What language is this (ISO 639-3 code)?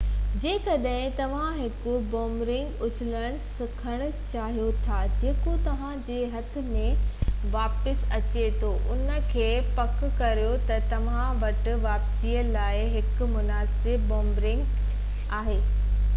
snd